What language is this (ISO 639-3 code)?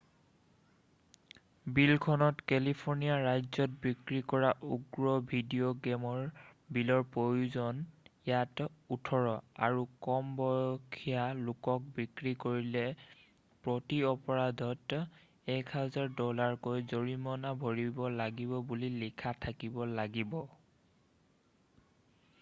asm